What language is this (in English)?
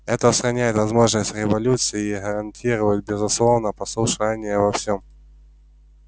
Russian